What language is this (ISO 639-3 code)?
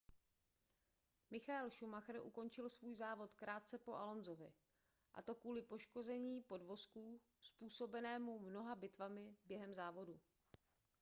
ces